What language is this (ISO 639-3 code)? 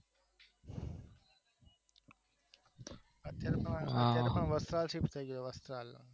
guj